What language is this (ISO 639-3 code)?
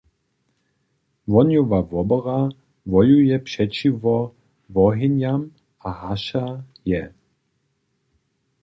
hsb